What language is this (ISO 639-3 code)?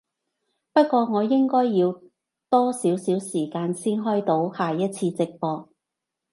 yue